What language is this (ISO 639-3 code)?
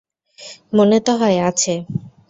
ben